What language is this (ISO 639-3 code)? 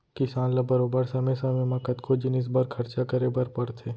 hne